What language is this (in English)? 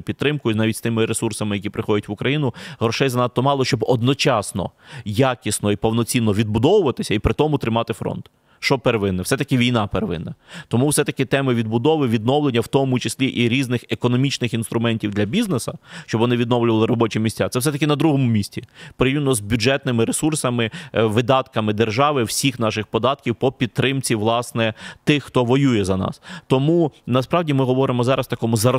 Ukrainian